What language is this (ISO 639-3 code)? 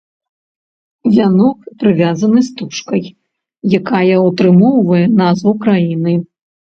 bel